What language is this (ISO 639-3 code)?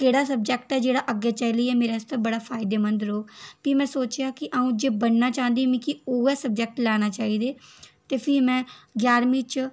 doi